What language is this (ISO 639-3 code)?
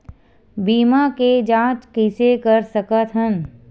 hne